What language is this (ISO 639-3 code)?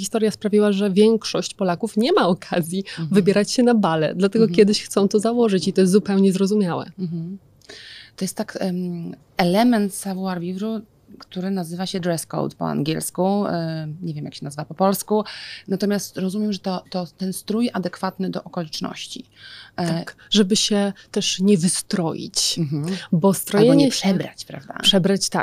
pol